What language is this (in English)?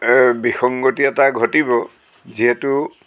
Assamese